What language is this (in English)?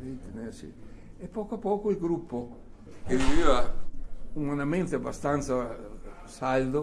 Italian